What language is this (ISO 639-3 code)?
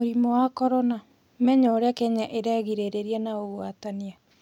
kik